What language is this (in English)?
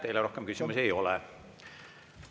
Estonian